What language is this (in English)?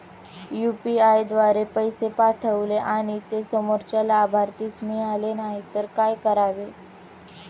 Marathi